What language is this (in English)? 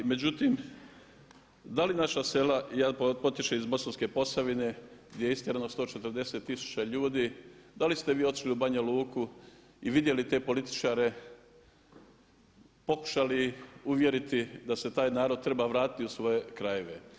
Croatian